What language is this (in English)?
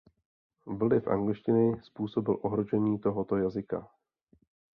Czech